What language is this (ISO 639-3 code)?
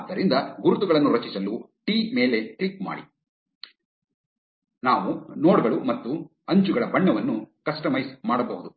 kan